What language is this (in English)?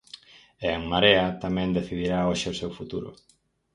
Galician